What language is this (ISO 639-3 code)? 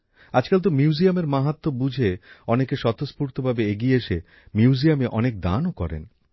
ben